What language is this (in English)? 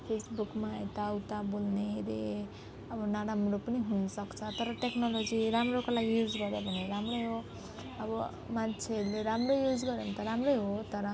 Nepali